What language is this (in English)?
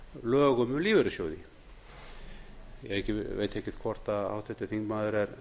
Icelandic